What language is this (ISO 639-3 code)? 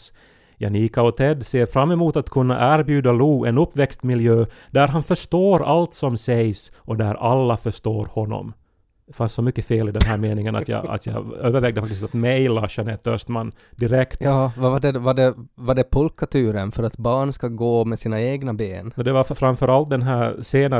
swe